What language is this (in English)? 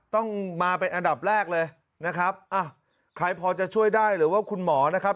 Thai